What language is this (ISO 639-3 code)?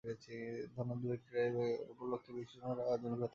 ben